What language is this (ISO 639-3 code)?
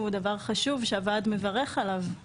heb